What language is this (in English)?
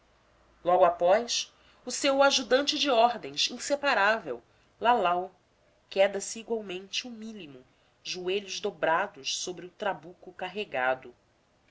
Portuguese